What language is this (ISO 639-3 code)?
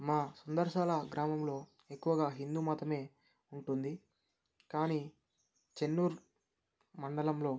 tel